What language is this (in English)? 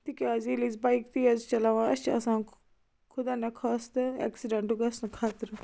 Kashmiri